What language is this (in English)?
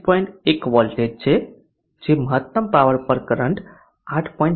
Gujarati